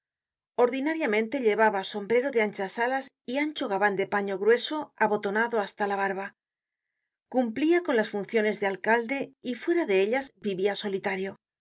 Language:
Spanish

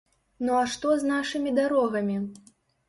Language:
Belarusian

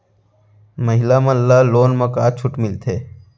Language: Chhattisgarhi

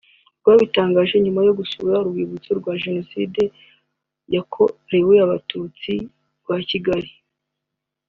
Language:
Kinyarwanda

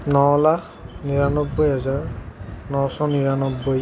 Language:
Assamese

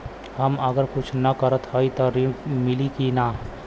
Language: Bhojpuri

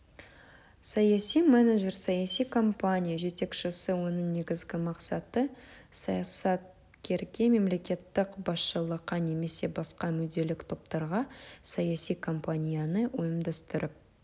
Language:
Kazakh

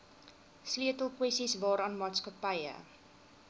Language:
Afrikaans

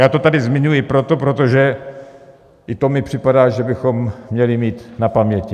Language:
Czech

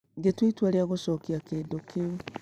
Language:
Kikuyu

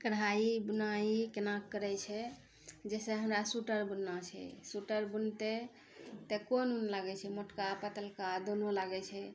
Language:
Maithili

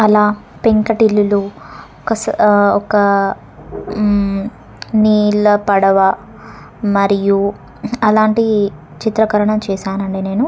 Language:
Telugu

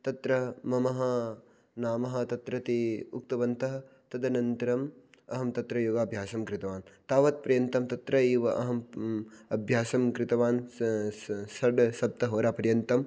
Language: Sanskrit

